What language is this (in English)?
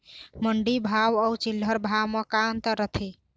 Chhattisgarhi